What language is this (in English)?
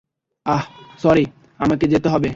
Bangla